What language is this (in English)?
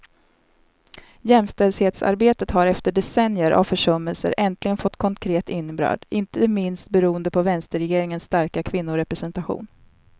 Swedish